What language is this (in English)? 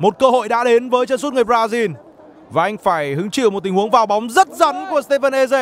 Vietnamese